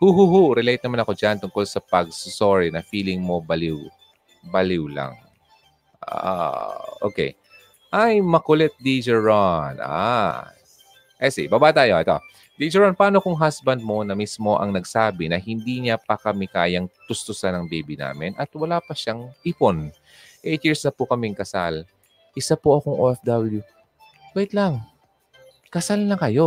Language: Filipino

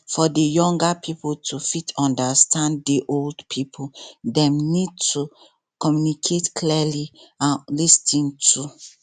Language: Nigerian Pidgin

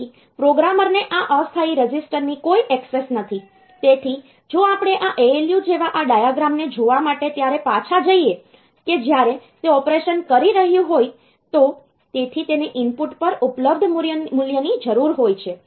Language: Gujarati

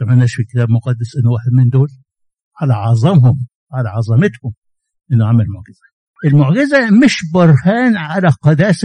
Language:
Arabic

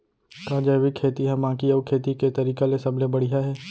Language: Chhattisgarhi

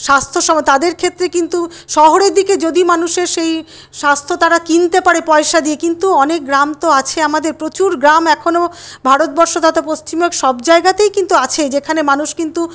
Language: Bangla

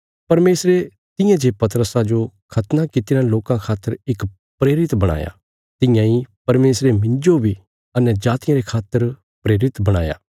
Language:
Bilaspuri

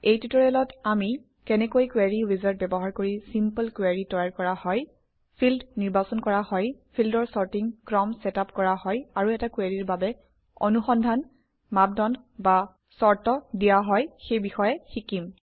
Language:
Assamese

